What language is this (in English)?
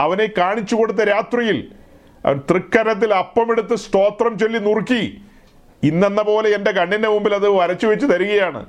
Malayalam